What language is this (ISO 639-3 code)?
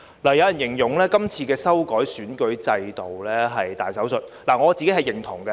yue